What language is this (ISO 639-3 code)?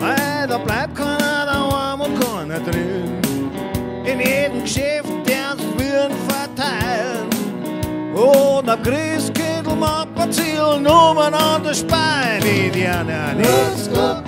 nld